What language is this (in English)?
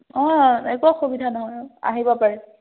Assamese